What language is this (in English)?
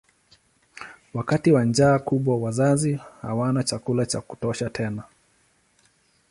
Swahili